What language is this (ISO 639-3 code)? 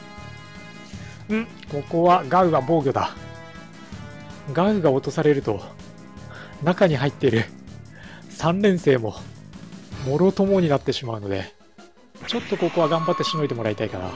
jpn